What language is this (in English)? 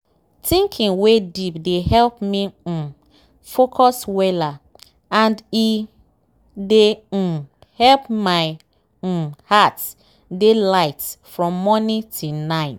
Nigerian Pidgin